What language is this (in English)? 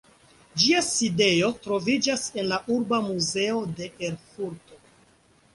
Esperanto